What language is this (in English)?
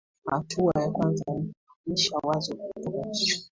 Swahili